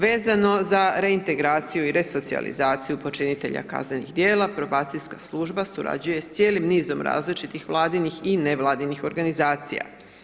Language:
Croatian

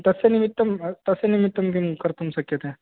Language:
Sanskrit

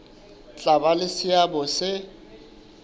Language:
Southern Sotho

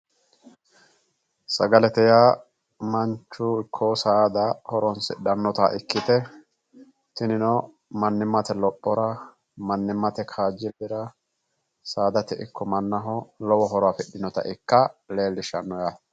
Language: Sidamo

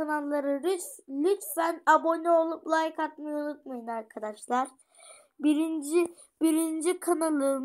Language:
Turkish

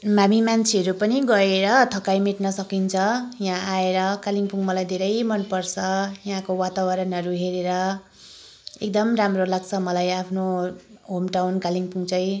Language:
Nepali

